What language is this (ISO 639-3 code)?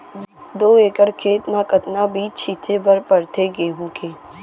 hne